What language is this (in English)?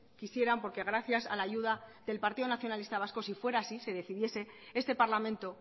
Spanish